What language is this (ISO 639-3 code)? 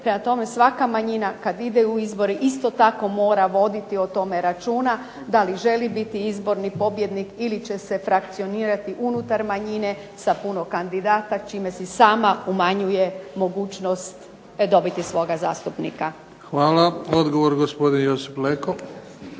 hrv